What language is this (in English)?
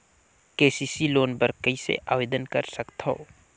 Chhattisgarhi